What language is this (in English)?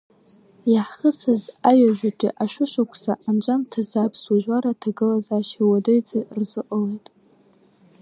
Abkhazian